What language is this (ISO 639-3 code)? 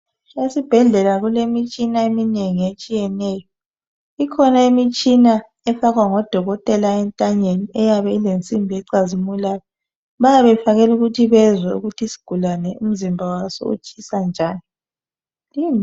nde